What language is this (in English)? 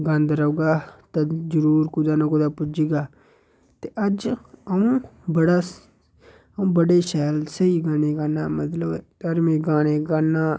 Dogri